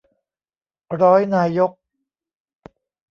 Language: Thai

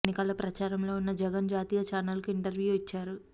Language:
Telugu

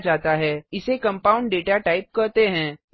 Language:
Hindi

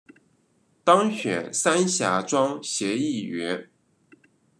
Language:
Chinese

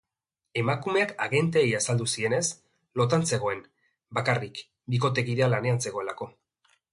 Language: Basque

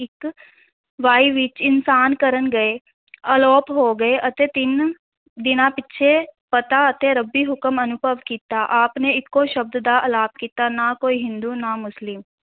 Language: Punjabi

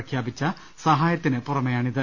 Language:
Malayalam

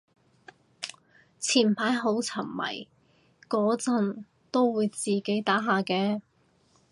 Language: Cantonese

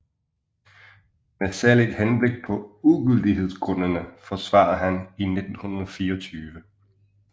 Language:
Danish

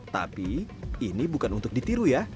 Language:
Indonesian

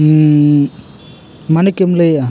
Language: Santali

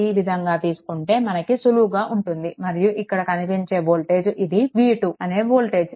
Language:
Telugu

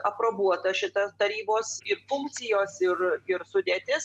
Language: Lithuanian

